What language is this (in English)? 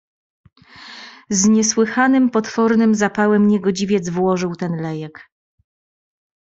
Polish